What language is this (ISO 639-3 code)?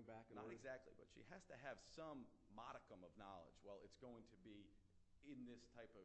eng